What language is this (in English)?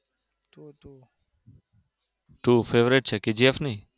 Gujarati